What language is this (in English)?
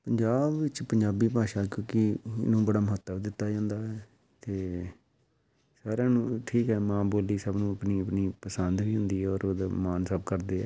Punjabi